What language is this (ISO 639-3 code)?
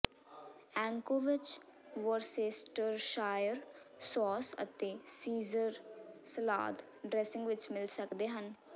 pan